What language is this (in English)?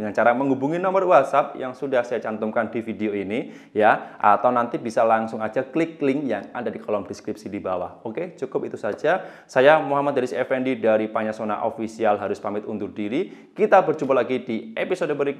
Indonesian